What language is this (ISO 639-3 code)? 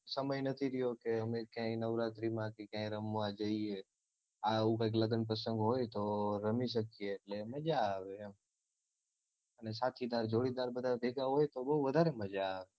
guj